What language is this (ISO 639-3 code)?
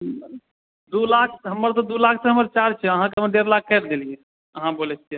mai